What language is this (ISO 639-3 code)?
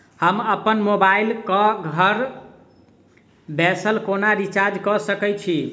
mai